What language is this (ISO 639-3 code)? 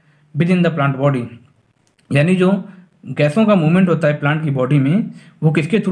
hin